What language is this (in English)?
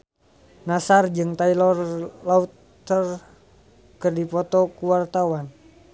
Sundanese